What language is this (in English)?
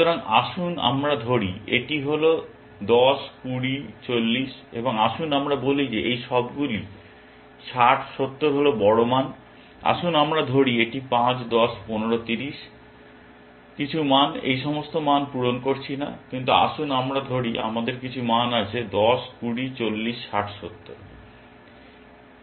Bangla